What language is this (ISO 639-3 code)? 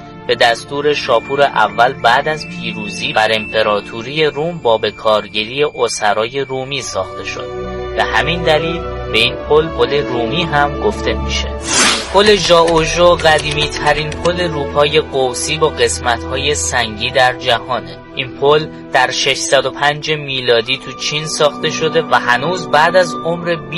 fas